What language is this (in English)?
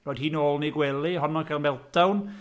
Welsh